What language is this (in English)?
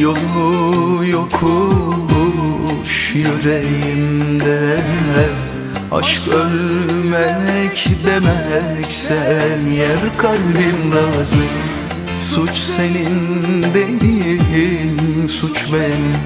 Turkish